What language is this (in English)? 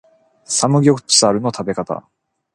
Japanese